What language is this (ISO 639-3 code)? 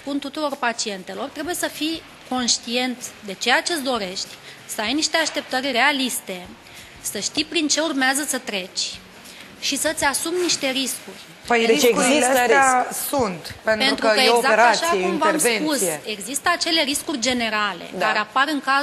ron